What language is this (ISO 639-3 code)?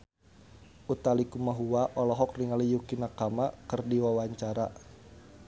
sun